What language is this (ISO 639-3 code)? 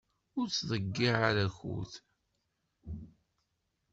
kab